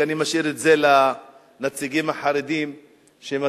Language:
Hebrew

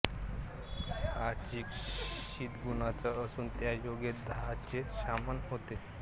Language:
Marathi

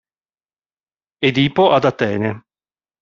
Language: Italian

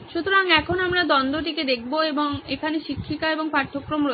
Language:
Bangla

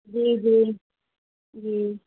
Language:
Urdu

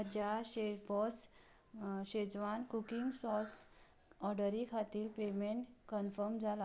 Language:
Konkani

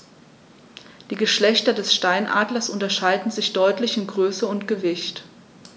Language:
German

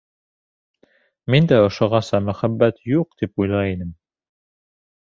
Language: Bashkir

